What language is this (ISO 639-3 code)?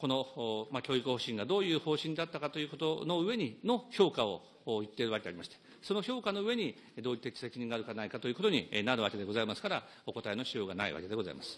jpn